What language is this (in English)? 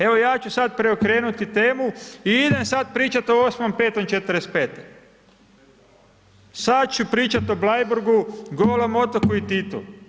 Croatian